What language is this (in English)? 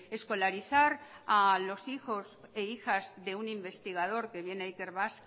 Spanish